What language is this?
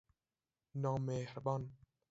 Persian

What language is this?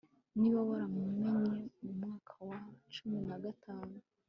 Kinyarwanda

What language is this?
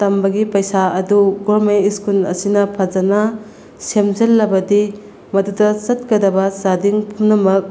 Manipuri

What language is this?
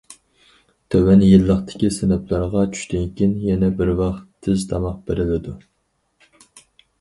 Uyghur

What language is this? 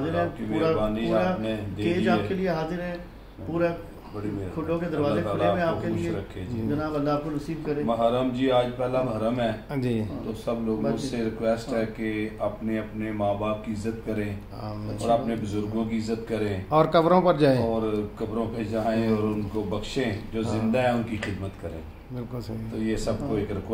Hindi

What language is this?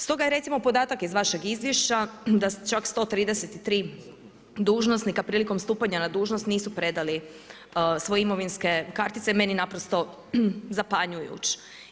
Croatian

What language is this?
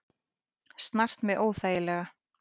Icelandic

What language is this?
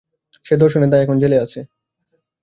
Bangla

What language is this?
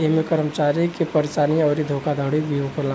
Bhojpuri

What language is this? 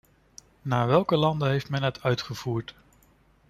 Dutch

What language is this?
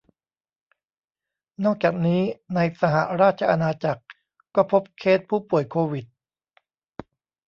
Thai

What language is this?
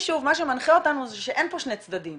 Hebrew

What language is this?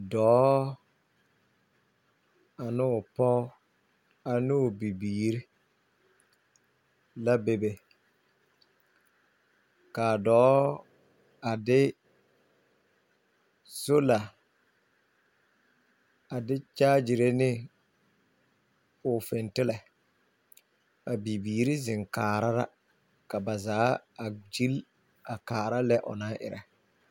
Southern Dagaare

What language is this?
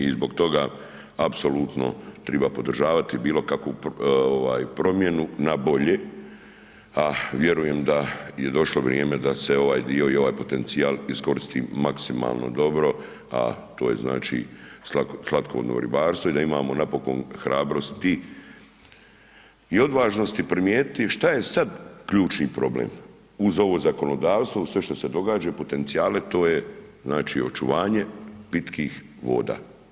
Croatian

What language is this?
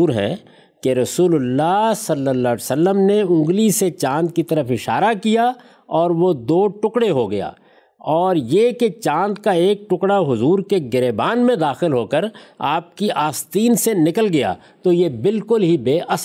Urdu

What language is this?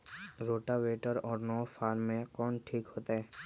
Magahi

